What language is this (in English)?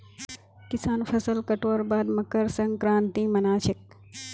Magahi